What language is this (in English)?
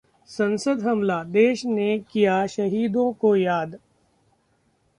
Hindi